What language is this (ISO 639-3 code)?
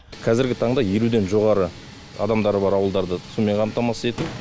kaz